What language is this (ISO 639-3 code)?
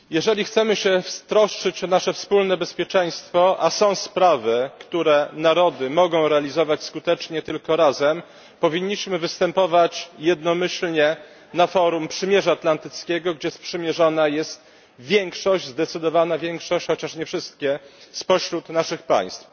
pol